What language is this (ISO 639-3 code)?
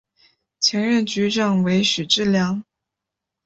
zho